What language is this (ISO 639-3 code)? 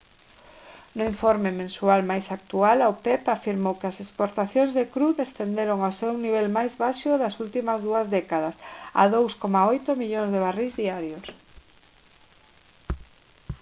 glg